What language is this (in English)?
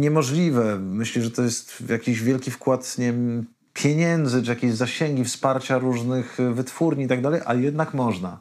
Polish